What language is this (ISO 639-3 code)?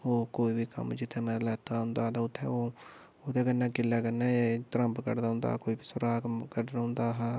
doi